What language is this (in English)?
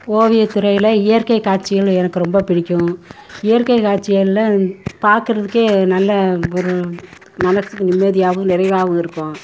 Tamil